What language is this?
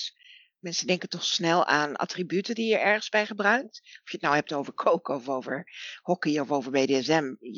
Dutch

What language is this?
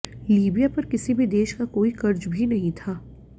Hindi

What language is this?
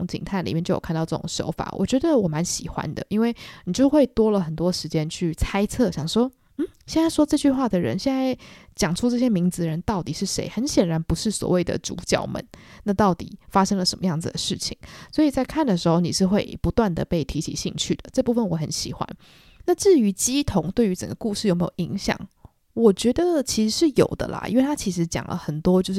Chinese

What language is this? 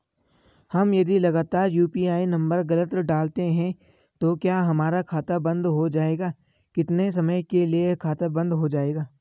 Hindi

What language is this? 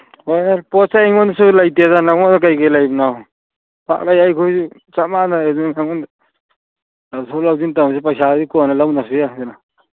Manipuri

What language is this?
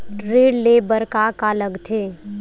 Chhattisgarhi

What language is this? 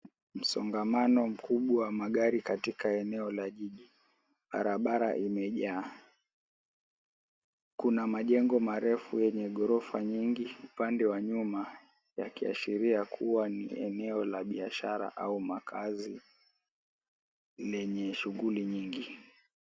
Swahili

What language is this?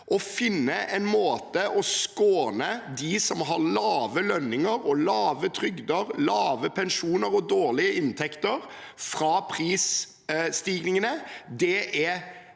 Norwegian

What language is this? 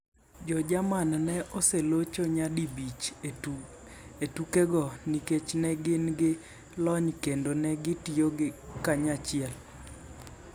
Luo (Kenya and Tanzania)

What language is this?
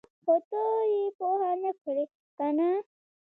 Pashto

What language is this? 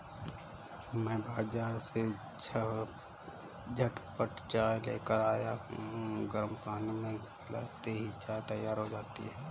Hindi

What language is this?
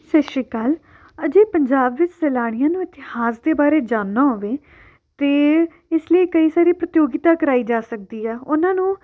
Punjabi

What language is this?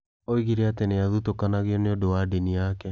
Kikuyu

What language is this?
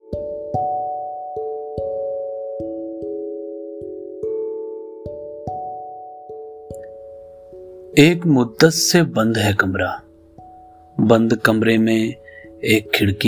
Urdu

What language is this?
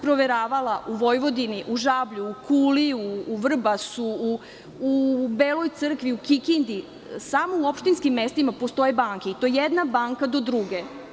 Serbian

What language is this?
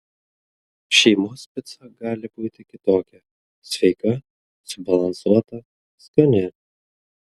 Lithuanian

